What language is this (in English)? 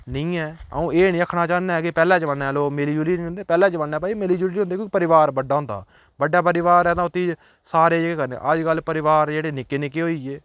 Dogri